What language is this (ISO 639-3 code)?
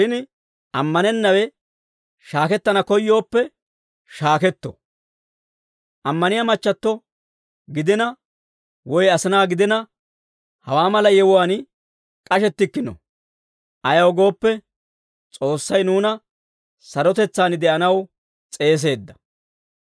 dwr